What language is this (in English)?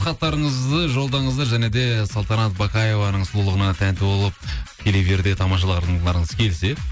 Kazakh